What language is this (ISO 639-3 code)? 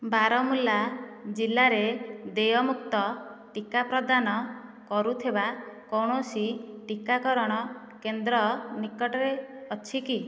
ori